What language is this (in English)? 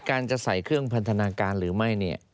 Thai